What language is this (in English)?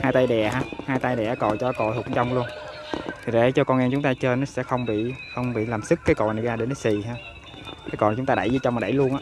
Vietnamese